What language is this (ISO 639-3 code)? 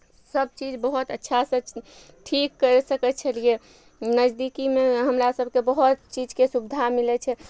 mai